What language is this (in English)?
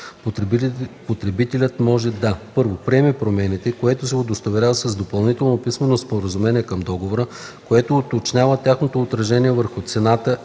Bulgarian